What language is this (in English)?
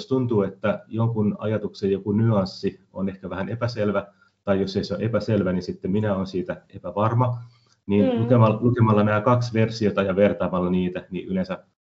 Finnish